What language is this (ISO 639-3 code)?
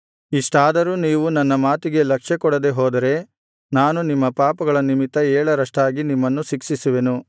kan